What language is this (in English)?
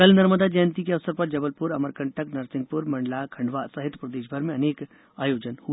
Hindi